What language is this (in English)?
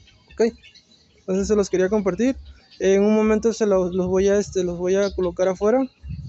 Spanish